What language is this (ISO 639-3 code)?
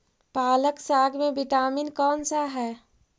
mag